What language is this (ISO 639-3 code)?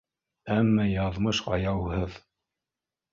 bak